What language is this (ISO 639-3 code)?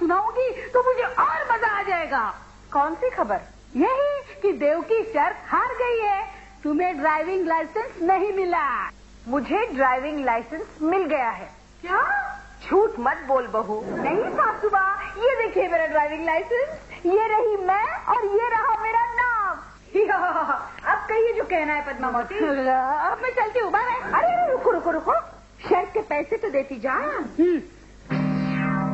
hin